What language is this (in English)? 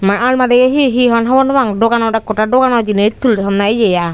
Chakma